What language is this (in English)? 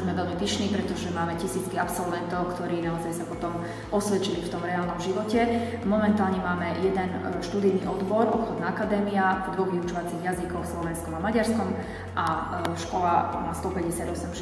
Czech